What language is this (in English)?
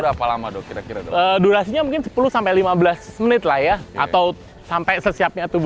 Indonesian